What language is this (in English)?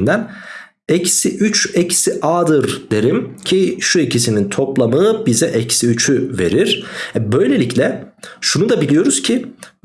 Turkish